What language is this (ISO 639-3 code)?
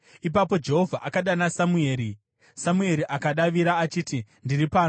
sna